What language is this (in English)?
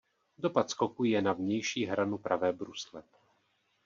Czech